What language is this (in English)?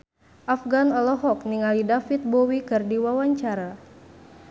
Sundanese